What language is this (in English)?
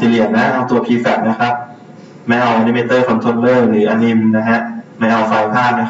Thai